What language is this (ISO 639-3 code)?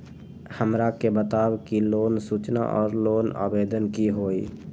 mag